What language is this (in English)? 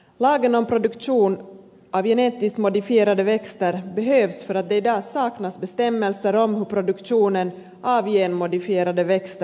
Finnish